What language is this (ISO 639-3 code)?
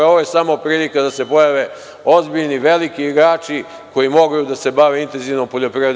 srp